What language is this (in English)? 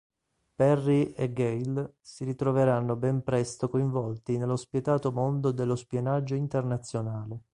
Italian